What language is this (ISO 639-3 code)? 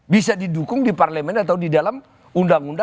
ind